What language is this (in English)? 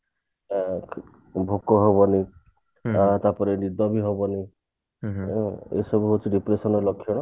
Odia